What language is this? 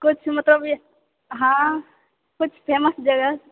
Maithili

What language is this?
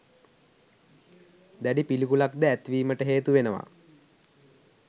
Sinhala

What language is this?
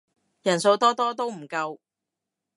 Cantonese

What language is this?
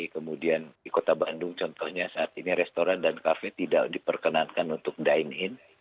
Indonesian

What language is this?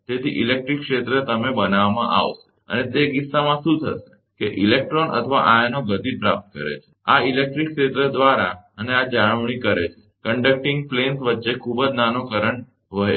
Gujarati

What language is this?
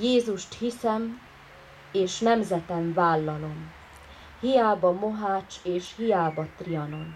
Hungarian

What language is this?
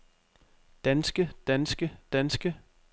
Danish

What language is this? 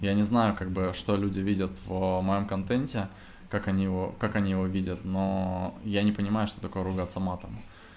Russian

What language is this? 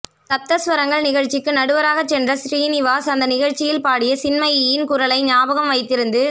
Tamil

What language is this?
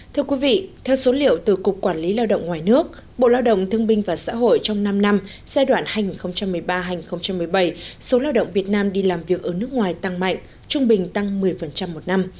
Vietnamese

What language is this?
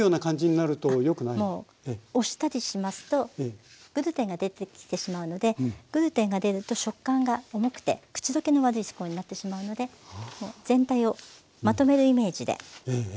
Japanese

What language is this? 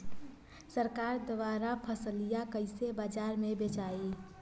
Bhojpuri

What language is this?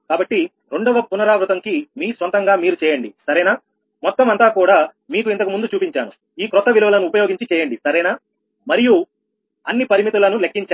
Telugu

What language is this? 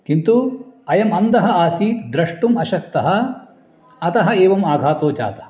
Sanskrit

